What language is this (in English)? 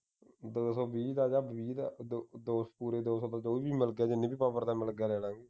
Punjabi